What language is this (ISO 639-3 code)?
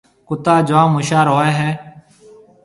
mve